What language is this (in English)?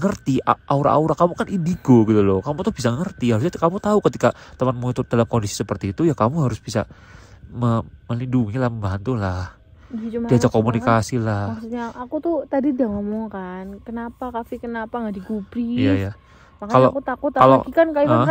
Indonesian